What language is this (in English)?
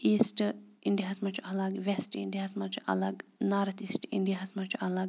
Kashmiri